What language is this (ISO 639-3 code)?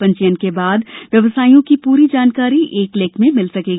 hin